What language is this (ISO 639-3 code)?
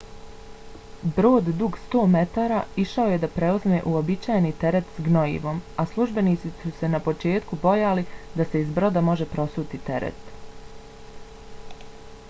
bos